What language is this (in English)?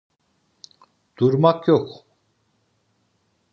Turkish